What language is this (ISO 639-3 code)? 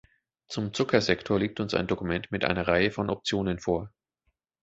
deu